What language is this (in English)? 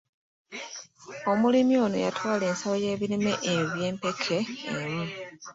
Ganda